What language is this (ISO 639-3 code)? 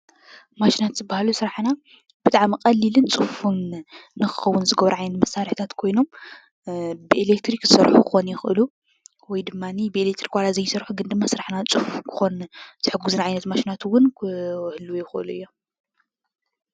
tir